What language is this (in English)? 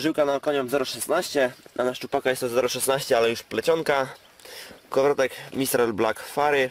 Polish